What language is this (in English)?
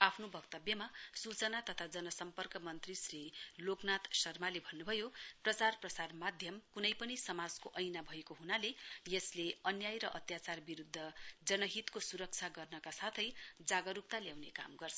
Nepali